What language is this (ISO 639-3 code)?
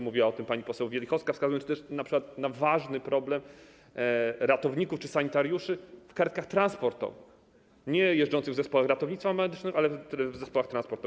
pol